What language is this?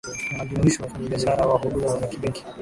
Swahili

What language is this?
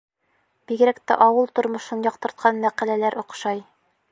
Bashkir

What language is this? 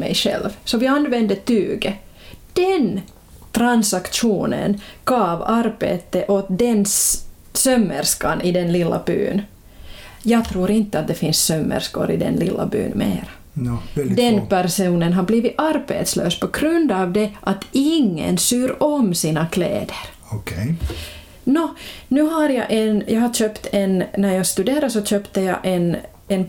Swedish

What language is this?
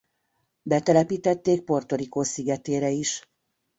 Hungarian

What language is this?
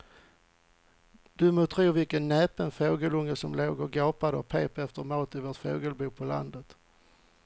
Swedish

